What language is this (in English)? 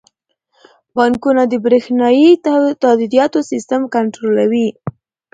Pashto